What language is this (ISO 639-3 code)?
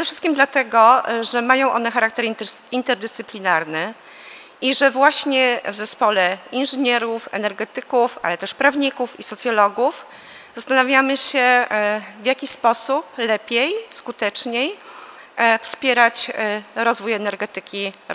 pol